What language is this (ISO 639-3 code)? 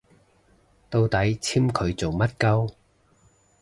yue